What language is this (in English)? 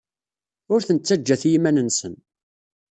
Kabyle